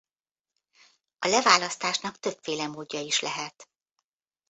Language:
Hungarian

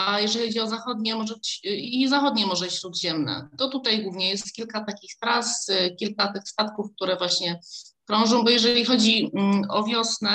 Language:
Polish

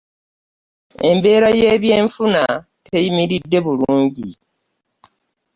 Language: Ganda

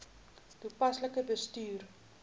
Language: Afrikaans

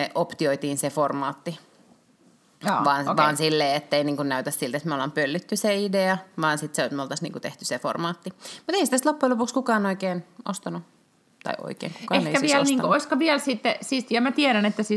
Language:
Finnish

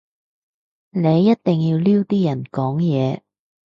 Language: Cantonese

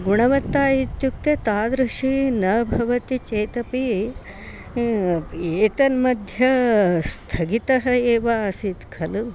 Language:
Sanskrit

